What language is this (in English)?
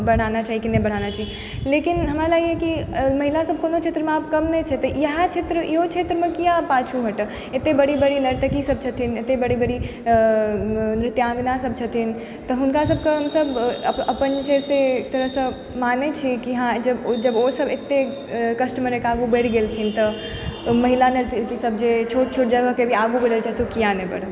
Maithili